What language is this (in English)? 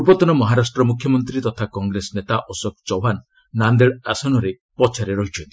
Odia